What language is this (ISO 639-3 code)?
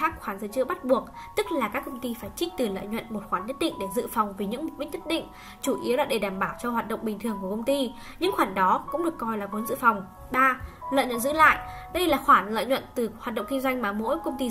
vie